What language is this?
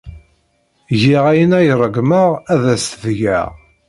Kabyle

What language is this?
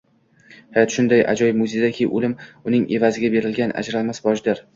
Uzbek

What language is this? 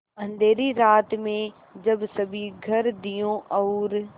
Hindi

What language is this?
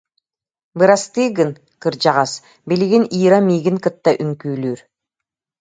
Yakut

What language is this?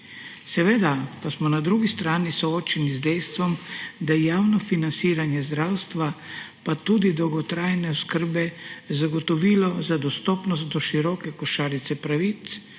Slovenian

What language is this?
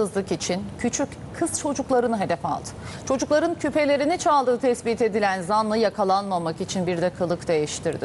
Turkish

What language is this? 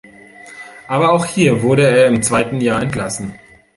German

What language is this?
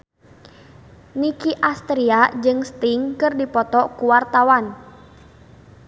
Sundanese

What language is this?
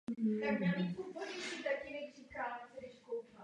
Czech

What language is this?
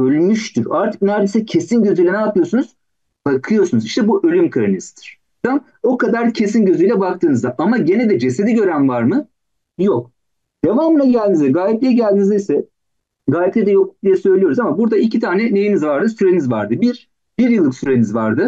Turkish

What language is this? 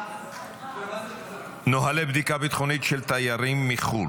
Hebrew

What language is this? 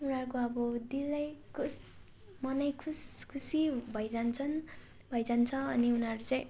Nepali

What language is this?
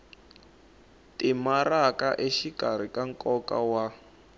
Tsonga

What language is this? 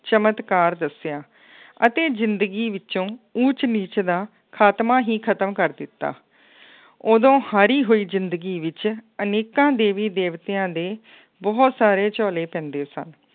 Punjabi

